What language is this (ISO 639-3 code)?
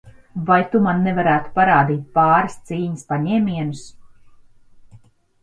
lav